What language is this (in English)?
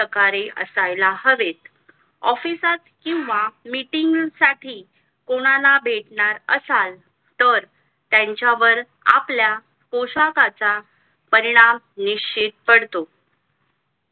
Marathi